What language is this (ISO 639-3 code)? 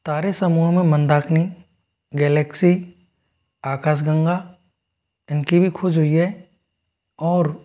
hin